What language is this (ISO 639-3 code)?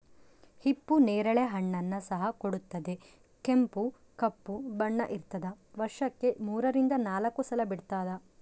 kan